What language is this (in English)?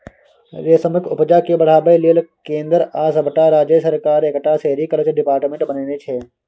Maithili